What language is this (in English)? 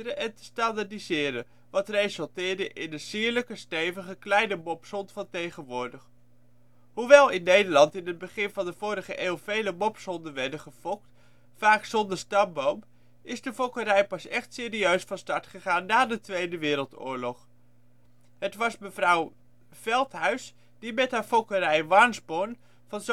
Dutch